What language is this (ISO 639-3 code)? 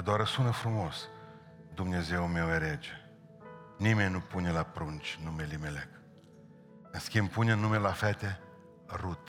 ron